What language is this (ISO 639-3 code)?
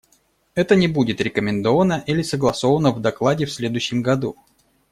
rus